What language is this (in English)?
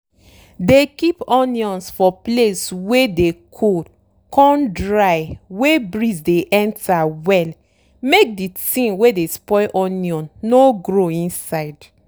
Nigerian Pidgin